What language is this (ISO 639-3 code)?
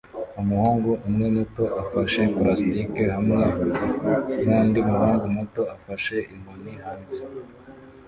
kin